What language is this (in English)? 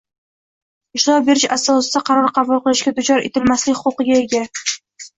Uzbek